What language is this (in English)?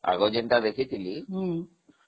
Odia